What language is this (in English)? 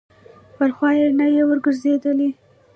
Pashto